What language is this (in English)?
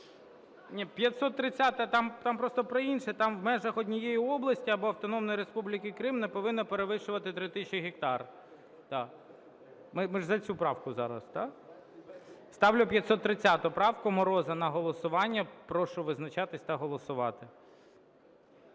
Ukrainian